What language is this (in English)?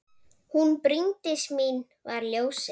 Icelandic